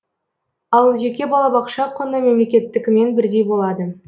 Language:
Kazakh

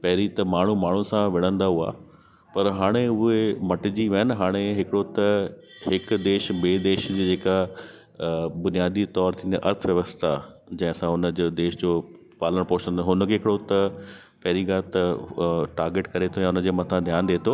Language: Sindhi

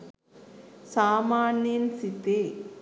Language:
Sinhala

